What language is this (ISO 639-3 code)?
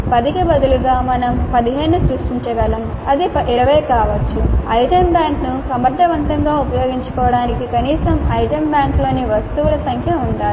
tel